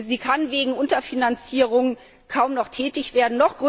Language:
German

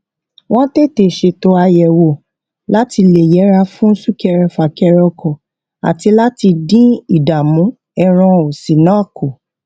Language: Yoruba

